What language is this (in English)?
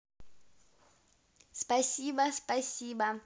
Russian